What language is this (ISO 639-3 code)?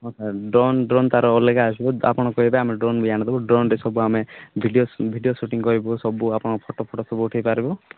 ori